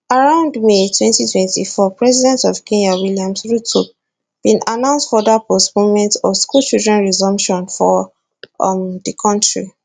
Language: Nigerian Pidgin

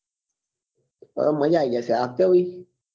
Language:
Gujarati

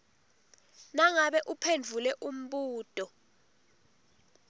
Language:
Swati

